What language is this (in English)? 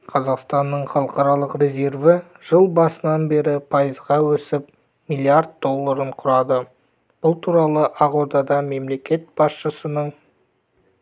Kazakh